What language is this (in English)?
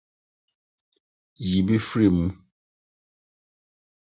Akan